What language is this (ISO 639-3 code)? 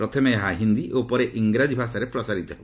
ori